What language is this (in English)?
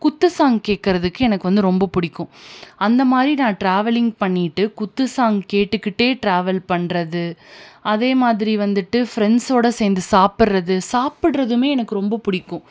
Tamil